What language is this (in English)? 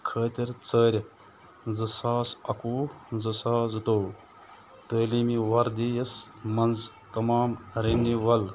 Kashmiri